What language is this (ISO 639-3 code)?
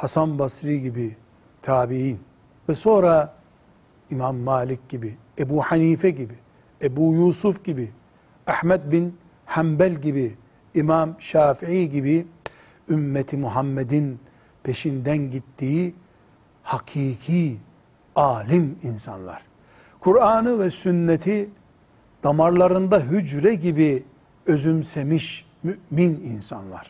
tur